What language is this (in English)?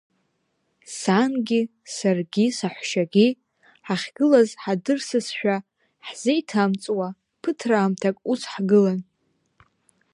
Abkhazian